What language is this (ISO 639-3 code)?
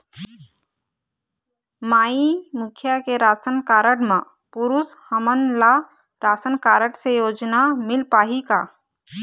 hne